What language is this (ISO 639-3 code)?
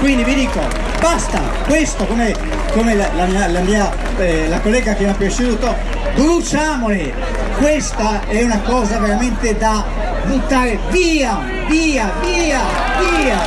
ita